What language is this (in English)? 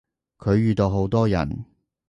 Cantonese